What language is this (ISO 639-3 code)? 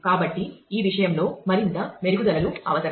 tel